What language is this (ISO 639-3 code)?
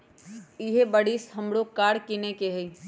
mag